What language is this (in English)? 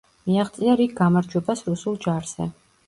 Georgian